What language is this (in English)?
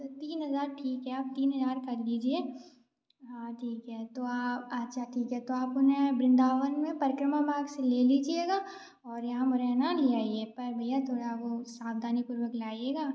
Hindi